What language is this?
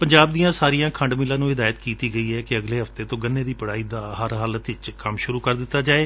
Punjabi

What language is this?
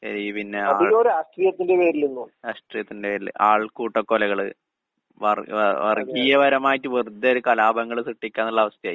Malayalam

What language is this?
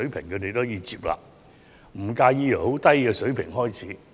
Cantonese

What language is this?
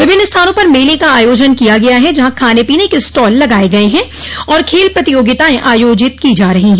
Hindi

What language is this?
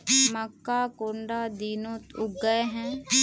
Magahi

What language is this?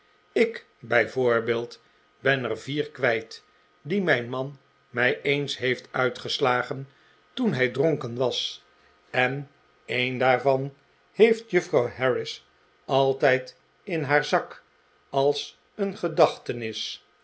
Dutch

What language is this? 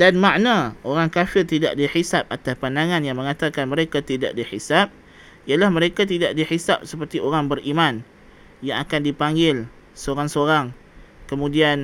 Malay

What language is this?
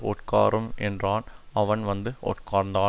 Tamil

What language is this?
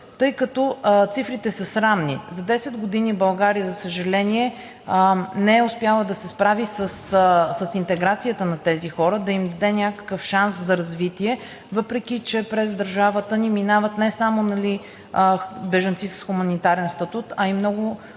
Bulgarian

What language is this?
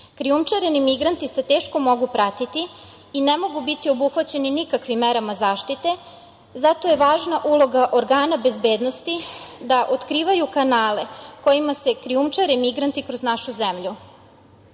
Serbian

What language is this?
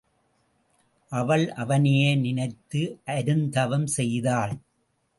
Tamil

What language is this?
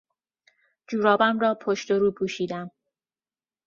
Persian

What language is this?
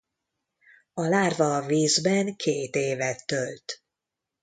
Hungarian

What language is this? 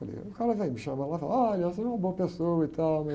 Portuguese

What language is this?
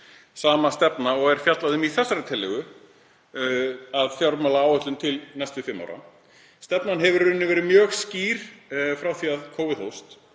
Icelandic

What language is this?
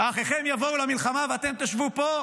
Hebrew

